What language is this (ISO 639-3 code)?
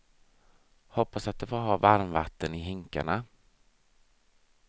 swe